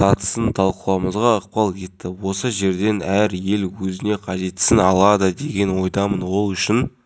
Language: Kazakh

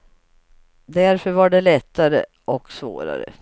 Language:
Swedish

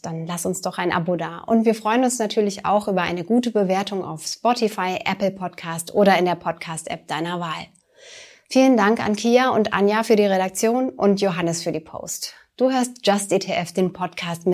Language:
German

